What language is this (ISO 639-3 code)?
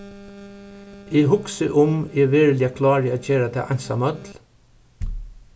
fao